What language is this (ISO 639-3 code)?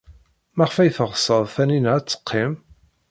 kab